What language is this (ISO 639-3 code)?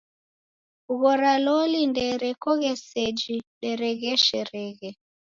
dav